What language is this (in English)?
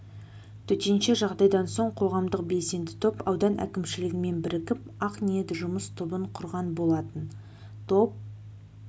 Kazakh